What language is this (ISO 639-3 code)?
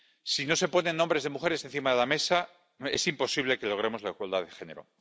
spa